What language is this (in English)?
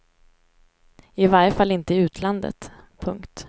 Swedish